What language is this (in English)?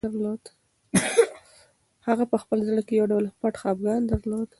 Pashto